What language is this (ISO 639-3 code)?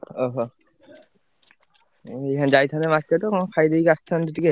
ori